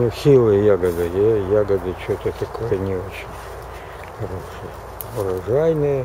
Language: Russian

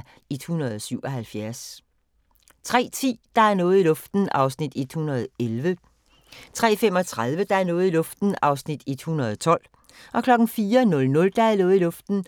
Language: Danish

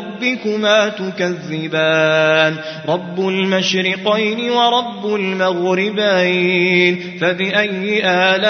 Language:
Arabic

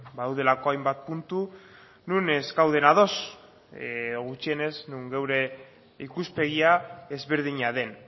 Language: Basque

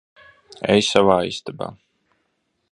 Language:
Latvian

